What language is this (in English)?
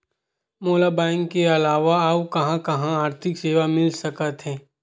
Chhattisgarhi